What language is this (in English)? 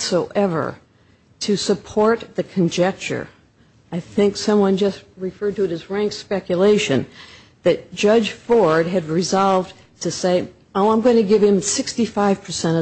English